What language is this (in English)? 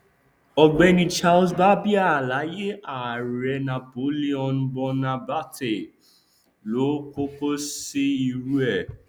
Yoruba